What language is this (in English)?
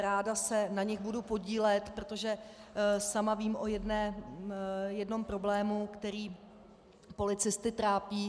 Czech